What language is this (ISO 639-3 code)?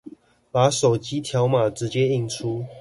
zho